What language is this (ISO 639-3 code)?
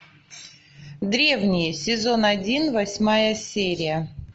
rus